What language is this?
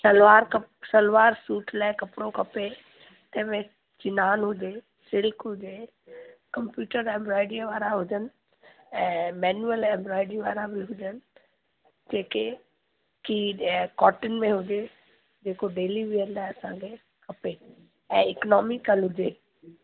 Sindhi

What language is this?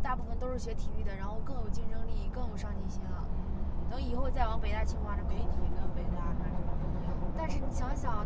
Chinese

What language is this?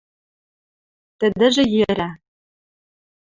Western Mari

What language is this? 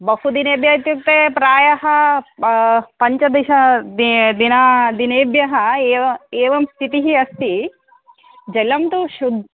Sanskrit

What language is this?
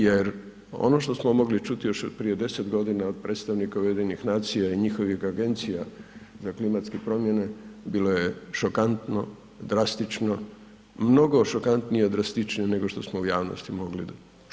Croatian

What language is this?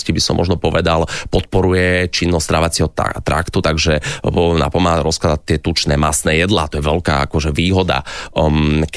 Slovak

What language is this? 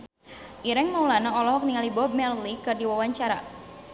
Sundanese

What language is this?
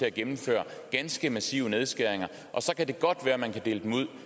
Danish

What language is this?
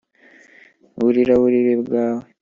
Kinyarwanda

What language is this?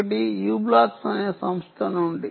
Telugu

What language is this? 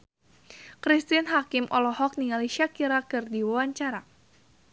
Sundanese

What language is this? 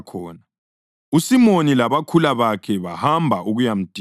North Ndebele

